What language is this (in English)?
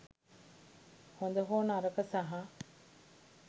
Sinhala